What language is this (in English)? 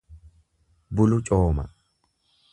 Oromo